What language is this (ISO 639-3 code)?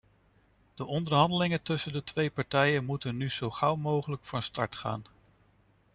nld